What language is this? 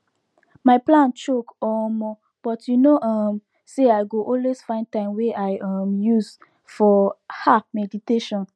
Nigerian Pidgin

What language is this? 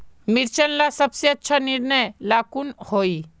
Magahi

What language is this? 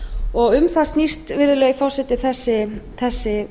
Icelandic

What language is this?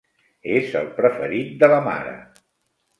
Catalan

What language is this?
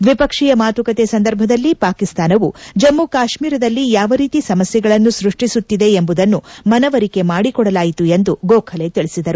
Kannada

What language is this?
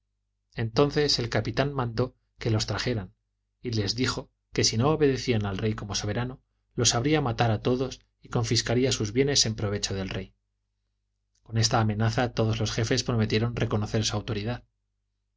Spanish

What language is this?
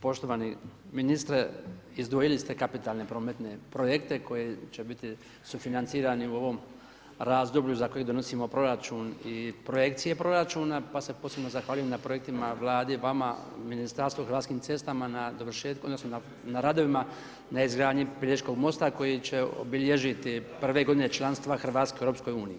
Croatian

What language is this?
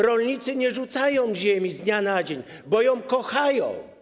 Polish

